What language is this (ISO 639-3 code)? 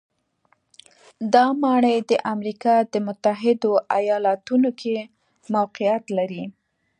pus